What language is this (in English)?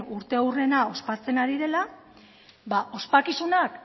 Basque